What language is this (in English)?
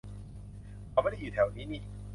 Thai